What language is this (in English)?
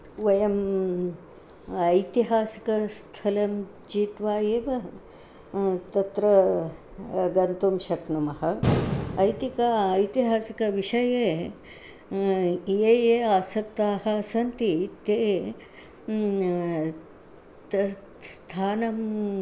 Sanskrit